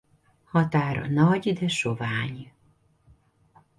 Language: Hungarian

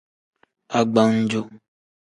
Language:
Tem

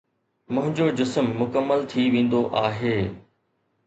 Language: Sindhi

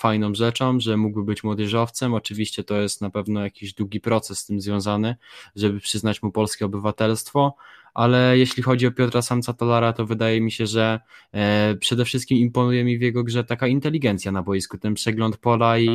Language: Polish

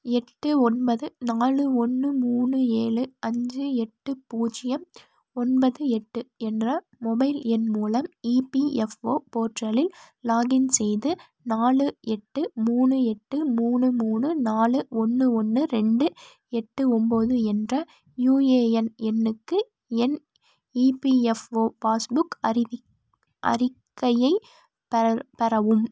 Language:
Tamil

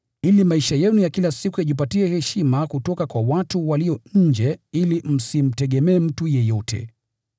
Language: Swahili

